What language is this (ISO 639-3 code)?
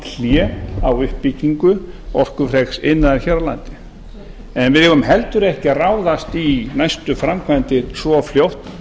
isl